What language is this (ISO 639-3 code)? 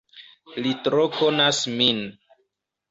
epo